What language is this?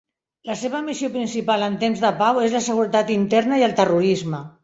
Catalan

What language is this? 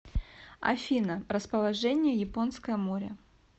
Russian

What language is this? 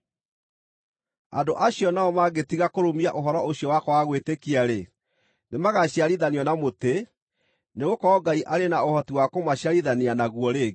Kikuyu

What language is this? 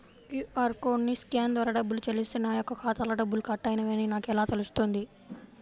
Telugu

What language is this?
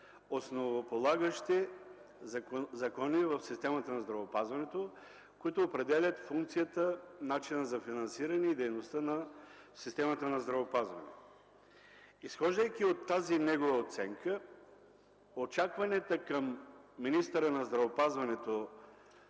Bulgarian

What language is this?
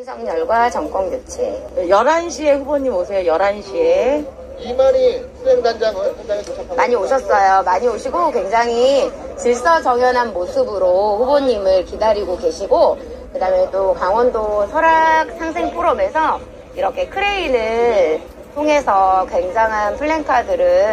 Korean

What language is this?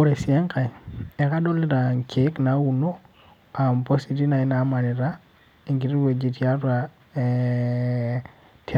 Masai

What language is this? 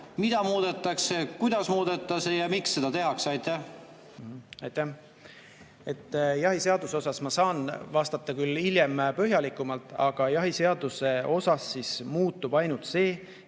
Estonian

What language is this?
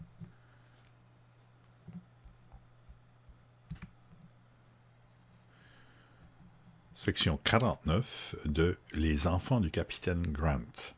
French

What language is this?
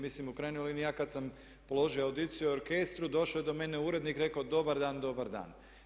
Croatian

